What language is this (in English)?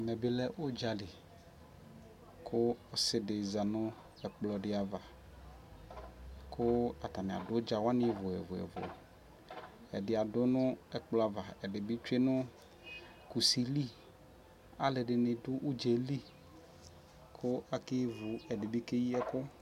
Ikposo